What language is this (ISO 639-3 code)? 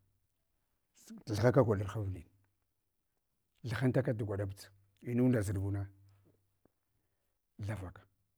hwo